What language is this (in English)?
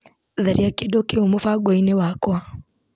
Kikuyu